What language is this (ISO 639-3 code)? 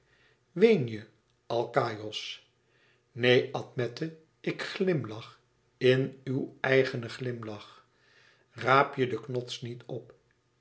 nld